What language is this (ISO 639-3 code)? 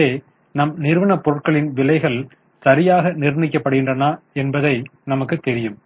tam